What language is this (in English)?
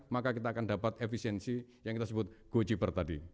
Indonesian